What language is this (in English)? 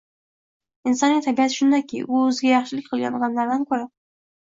Uzbek